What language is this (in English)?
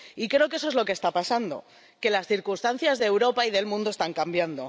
Spanish